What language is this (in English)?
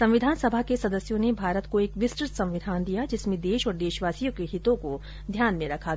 Hindi